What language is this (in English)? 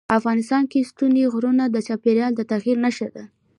Pashto